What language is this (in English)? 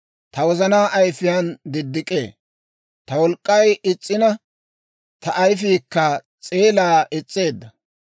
Dawro